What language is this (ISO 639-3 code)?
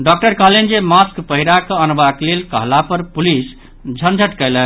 mai